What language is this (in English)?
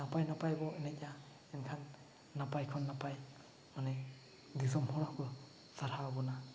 Santali